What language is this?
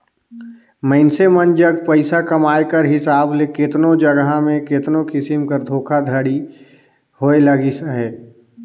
Chhattisgarhi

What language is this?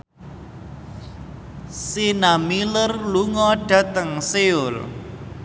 Javanese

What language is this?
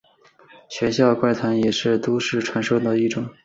Chinese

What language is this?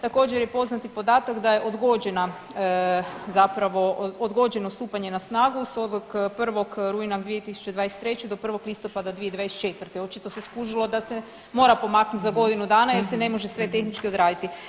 Croatian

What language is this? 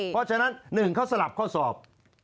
Thai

